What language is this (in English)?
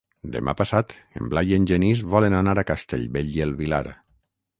Catalan